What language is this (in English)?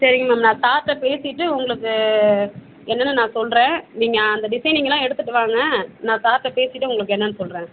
Tamil